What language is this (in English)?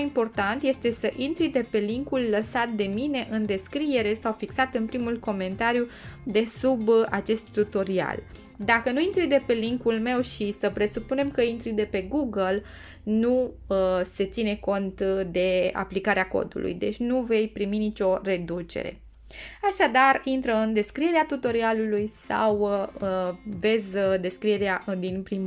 Romanian